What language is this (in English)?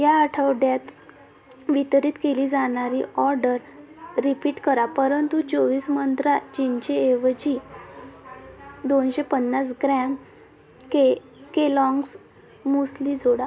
Marathi